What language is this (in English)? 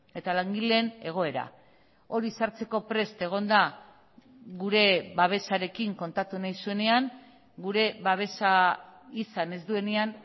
Basque